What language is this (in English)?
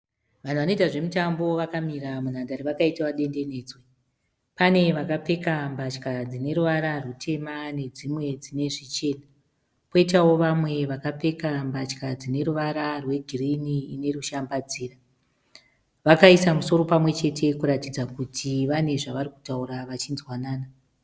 Shona